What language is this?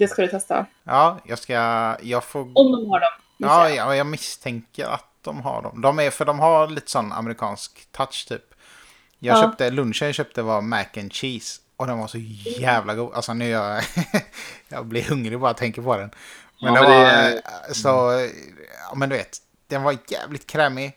Swedish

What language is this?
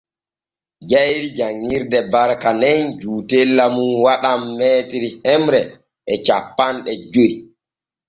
Borgu Fulfulde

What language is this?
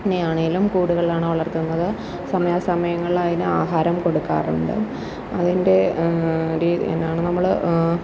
Malayalam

